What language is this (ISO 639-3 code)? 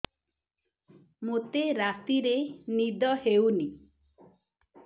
ori